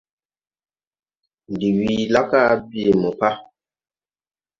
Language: Tupuri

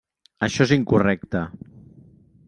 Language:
Catalan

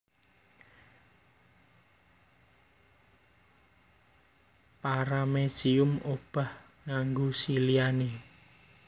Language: Javanese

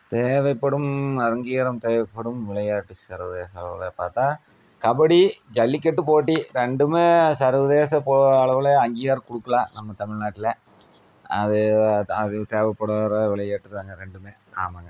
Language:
Tamil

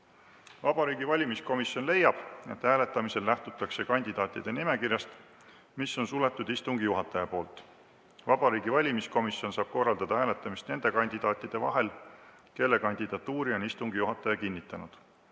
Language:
Estonian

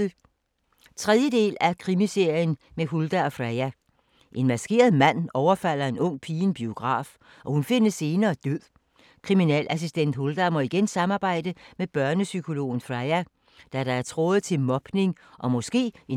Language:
Danish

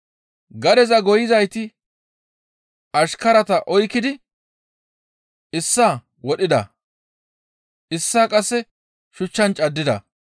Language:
Gamo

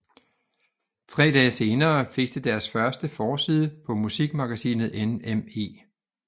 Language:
Danish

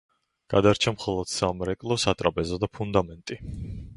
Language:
Georgian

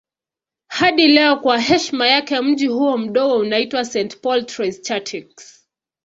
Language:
Swahili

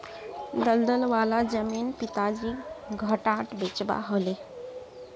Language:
Magahi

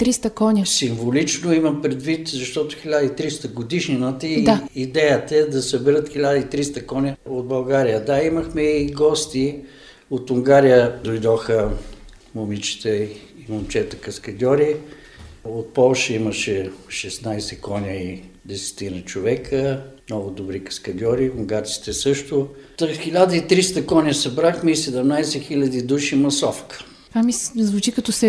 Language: Bulgarian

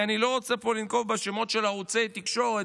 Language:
Hebrew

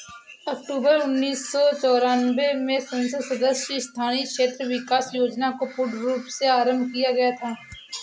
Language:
Hindi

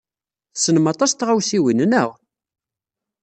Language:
Kabyle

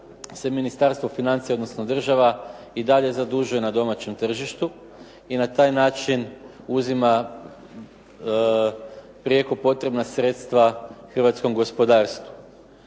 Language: Croatian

